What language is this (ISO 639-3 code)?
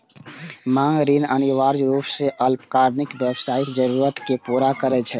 mai